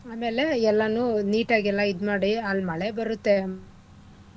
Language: Kannada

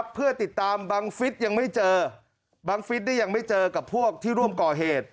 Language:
Thai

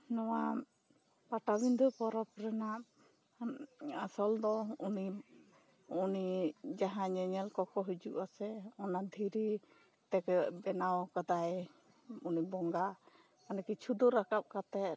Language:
Santali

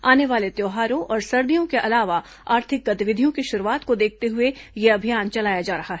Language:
Hindi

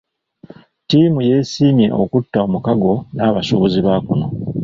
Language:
Ganda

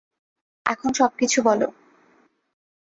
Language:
Bangla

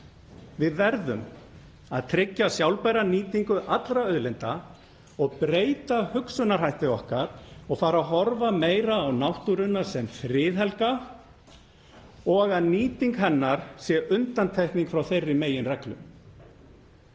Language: Icelandic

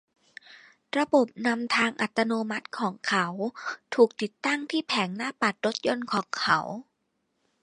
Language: Thai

